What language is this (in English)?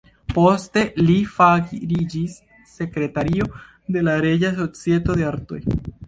Esperanto